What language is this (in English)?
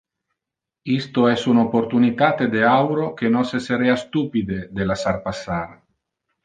Interlingua